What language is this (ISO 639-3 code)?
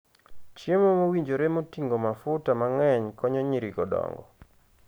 luo